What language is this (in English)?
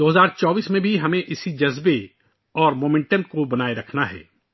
Urdu